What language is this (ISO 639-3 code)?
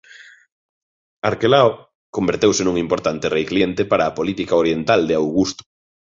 glg